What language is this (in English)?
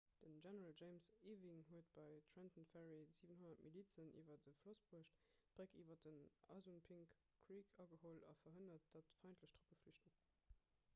Luxembourgish